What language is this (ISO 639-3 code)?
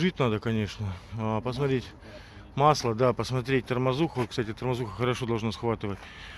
rus